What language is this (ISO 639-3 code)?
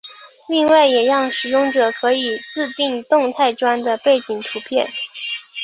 zho